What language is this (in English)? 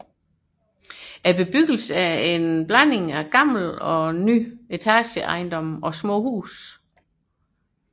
Danish